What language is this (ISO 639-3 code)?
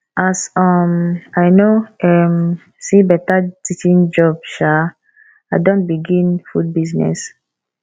pcm